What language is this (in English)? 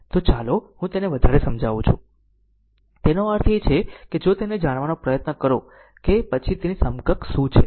Gujarati